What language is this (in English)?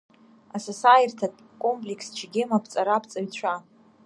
Abkhazian